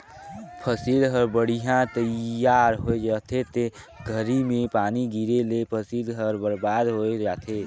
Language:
Chhattisgarhi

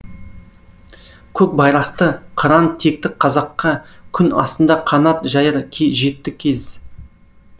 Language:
Kazakh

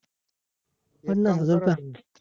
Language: Marathi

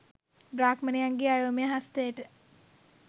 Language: Sinhala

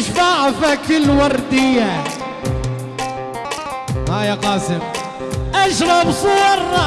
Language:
Arabic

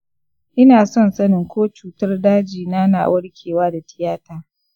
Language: Hausa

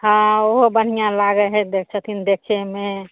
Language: Maithili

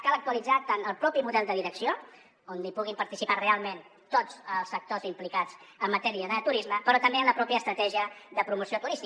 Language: Catalan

